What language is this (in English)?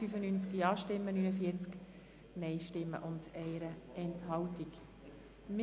Swiss German